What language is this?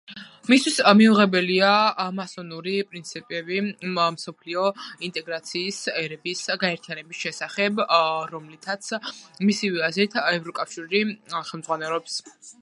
Georgian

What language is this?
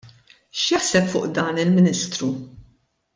Maltese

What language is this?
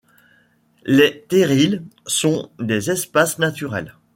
French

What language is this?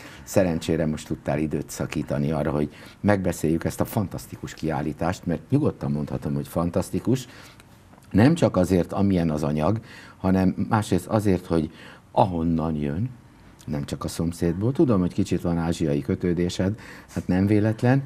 Hungarian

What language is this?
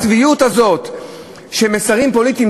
Hebrew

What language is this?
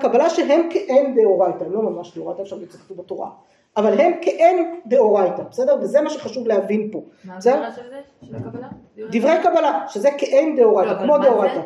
Hebrew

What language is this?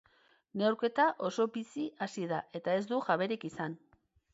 Basque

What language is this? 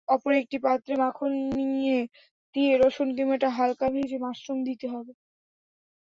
Bangla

